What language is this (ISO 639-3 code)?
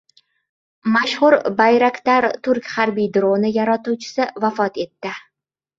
uzb